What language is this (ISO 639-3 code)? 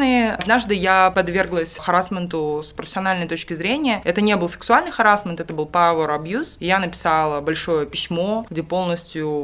rus